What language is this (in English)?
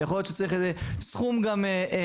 Hebrew